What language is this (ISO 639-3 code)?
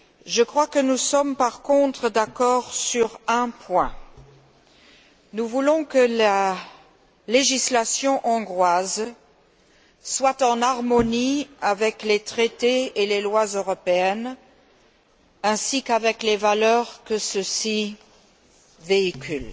fra